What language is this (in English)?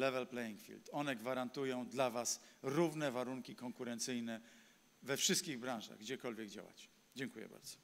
Polish